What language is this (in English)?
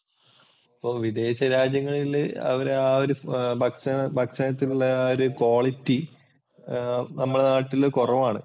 Malayalam